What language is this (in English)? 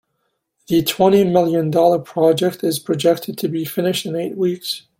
English